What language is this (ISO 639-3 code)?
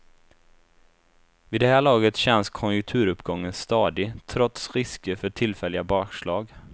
swe